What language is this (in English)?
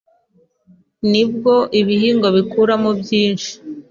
Kinyarwanda